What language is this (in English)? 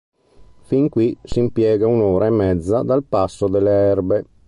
Italian